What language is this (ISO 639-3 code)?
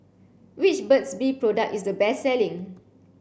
eng